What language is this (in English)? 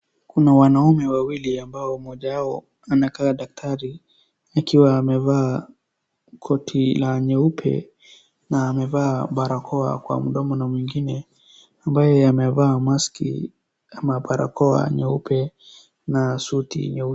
Swahili